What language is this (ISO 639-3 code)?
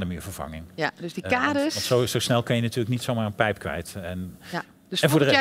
nld